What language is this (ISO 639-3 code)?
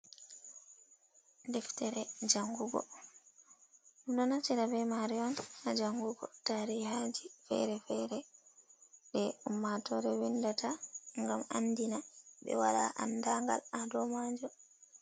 ful